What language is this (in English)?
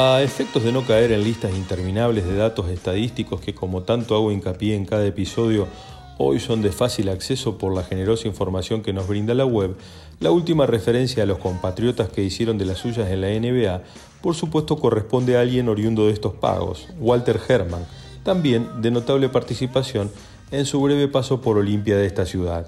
Spanish